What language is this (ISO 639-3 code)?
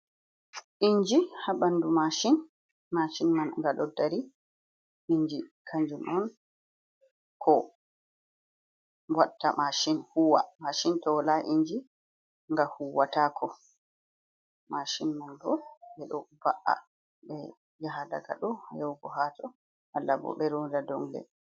ful